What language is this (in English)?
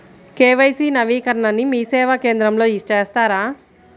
Telugu